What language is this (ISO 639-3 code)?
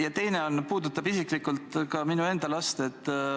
est